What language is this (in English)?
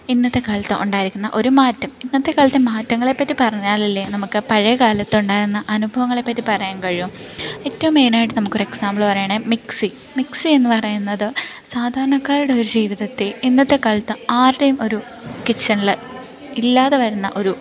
Malayalam